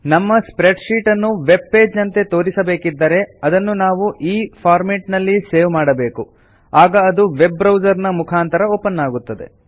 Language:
Kannada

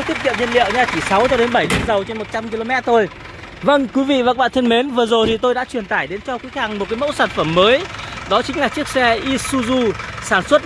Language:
Vietnamese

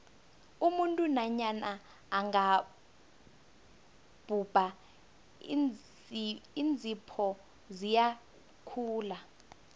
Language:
South Ndebele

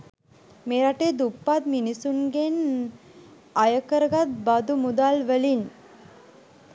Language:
Sinhala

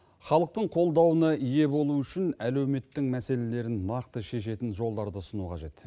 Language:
Kazakh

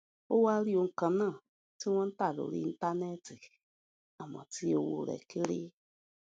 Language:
Yoruba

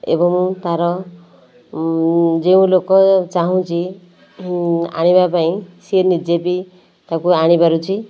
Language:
Odia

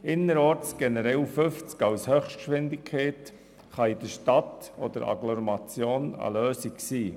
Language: Swiss German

